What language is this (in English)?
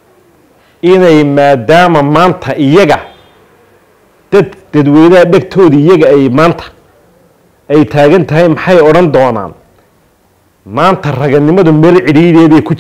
Arabic